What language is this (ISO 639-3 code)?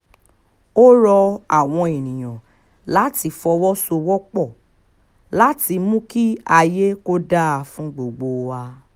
yor